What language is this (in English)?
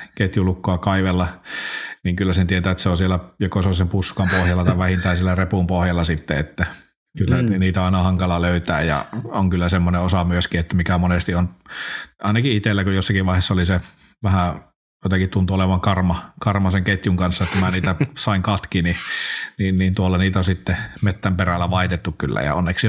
Finnish